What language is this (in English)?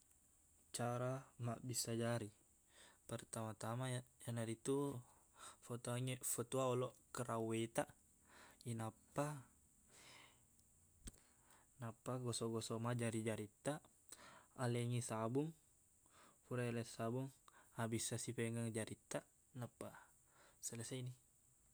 Buginese